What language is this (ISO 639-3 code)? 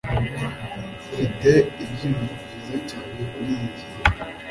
kin